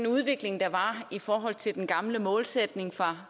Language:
Danish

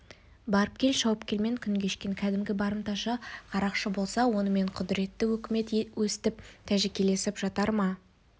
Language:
Kazakh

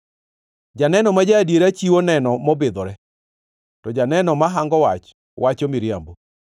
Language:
Luo (Kenya and Tanzania)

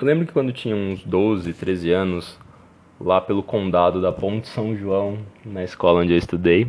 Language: Portuguese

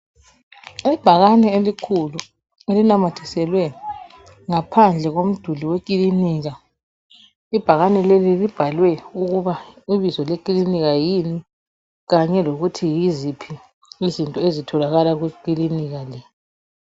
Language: North Ndebele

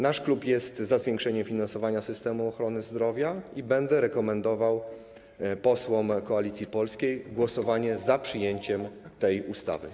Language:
Polish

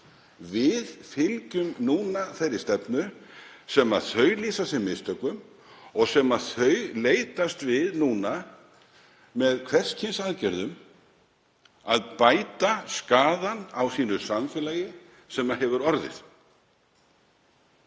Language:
Icelandic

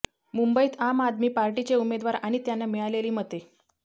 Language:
Marathi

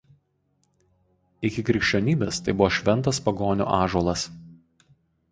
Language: Lithuanian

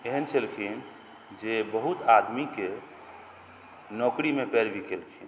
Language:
Maithili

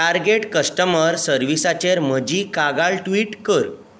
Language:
Konkani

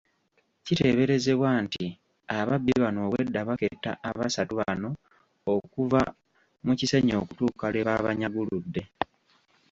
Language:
Ganda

